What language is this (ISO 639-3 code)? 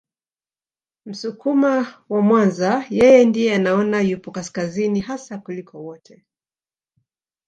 swa